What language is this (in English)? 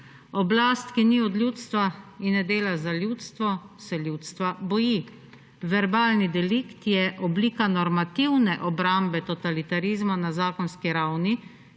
Slovenian